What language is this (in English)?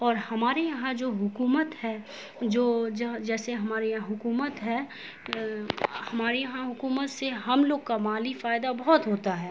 Urdu